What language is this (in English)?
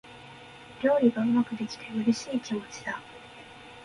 Japanese